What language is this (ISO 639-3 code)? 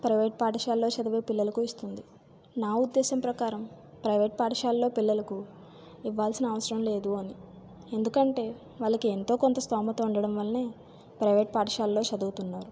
tel